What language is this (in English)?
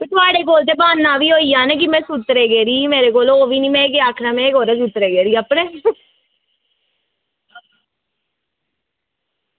Dogri